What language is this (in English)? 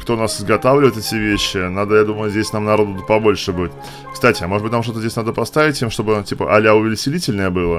Russian